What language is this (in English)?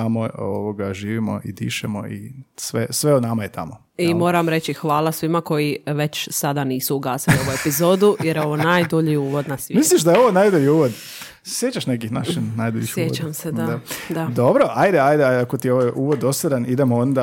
Croatian